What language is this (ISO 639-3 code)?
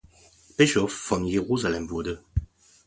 deu